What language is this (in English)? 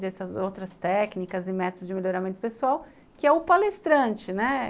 Portuguese